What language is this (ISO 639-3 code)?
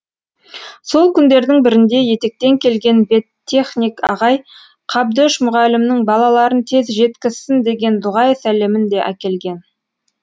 kaz